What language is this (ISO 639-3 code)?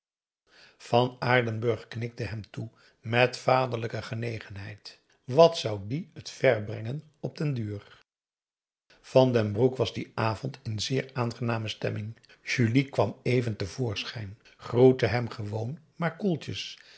nld